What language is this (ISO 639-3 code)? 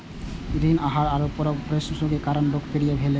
mai